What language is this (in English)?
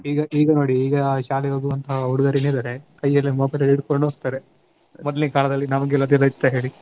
Kannada